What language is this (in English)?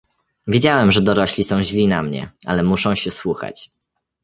Polish